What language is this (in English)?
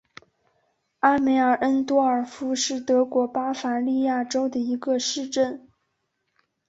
Chinese